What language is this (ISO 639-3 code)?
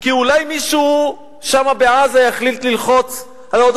heb